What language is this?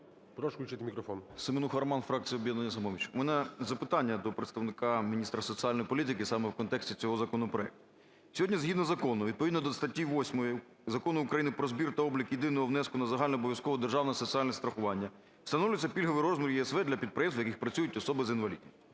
Ukrainian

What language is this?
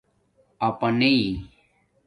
Domaaki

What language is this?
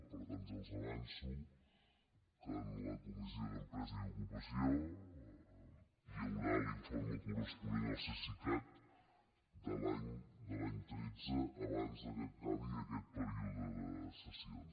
Catalan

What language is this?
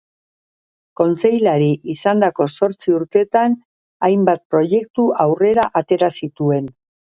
Basque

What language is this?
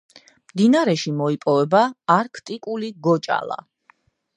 Georgian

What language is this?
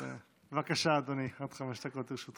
Hebrew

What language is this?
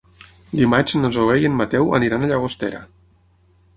Catalan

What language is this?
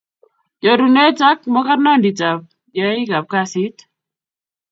Kalenjin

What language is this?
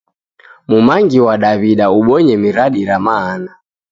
Taita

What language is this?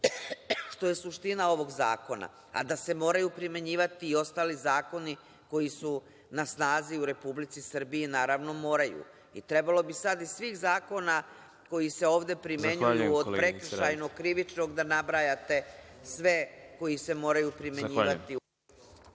Serbian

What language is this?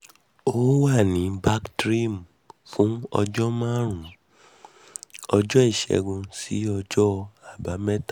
Yoruba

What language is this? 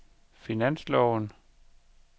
Danish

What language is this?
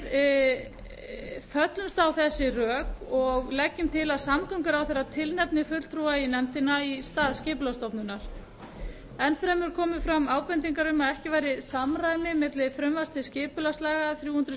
Icelandic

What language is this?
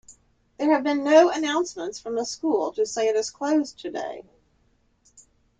English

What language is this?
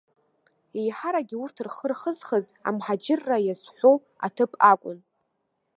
Abkhazian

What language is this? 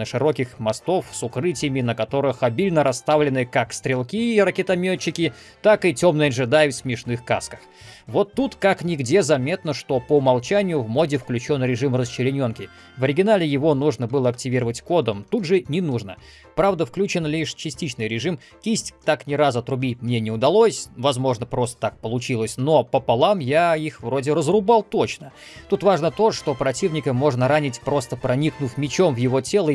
Russian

